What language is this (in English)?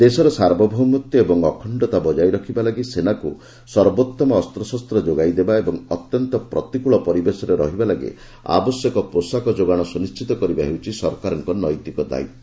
Odia